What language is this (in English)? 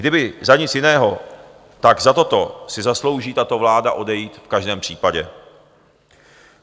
Czech